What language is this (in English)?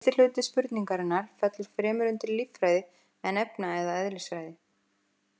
Icelandic